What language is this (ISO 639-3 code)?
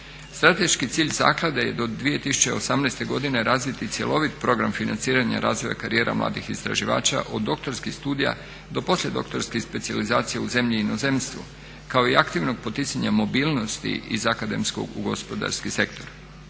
hrv